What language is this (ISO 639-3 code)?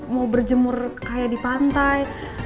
ind